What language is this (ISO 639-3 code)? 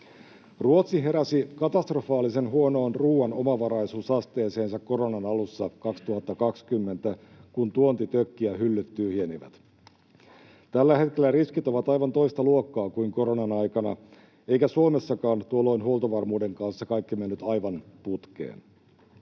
fin